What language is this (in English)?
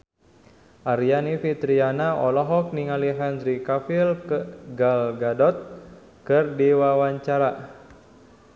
Sundanese